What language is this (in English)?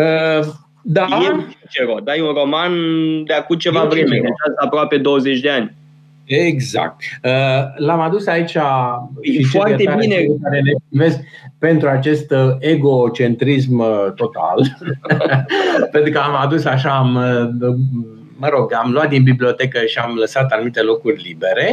Romanian